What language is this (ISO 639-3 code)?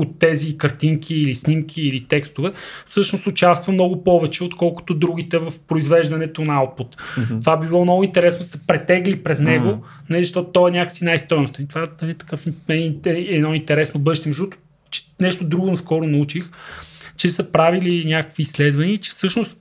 bul